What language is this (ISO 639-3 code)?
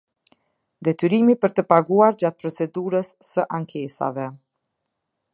sqi